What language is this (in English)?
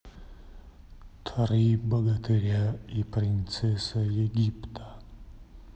Russian